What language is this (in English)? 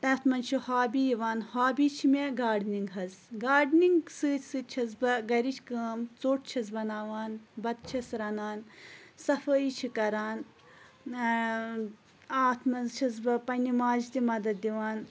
Kashmiri